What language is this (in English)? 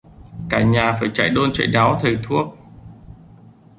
Vietnamese